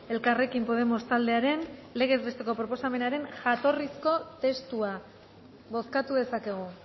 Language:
Basque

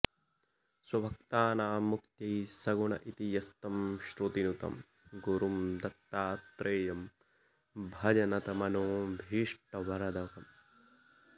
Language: Sanskrit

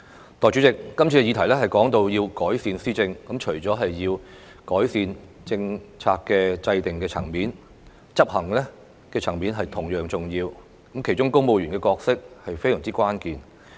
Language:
Cantonese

